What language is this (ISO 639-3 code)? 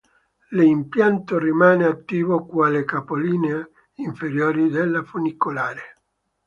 ita